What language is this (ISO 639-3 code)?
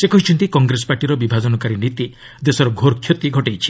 ori